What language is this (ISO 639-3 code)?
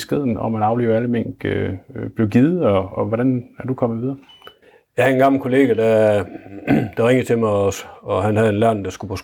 dan